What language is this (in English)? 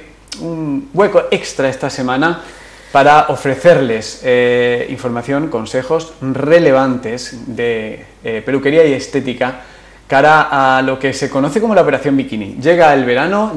Spanish